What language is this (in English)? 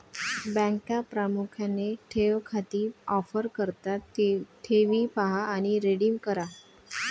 Marathi